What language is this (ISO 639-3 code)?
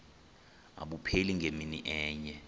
xho